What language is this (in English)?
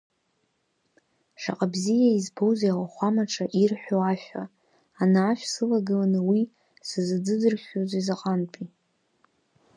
Abkhazian